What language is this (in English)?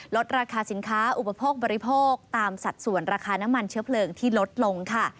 Thai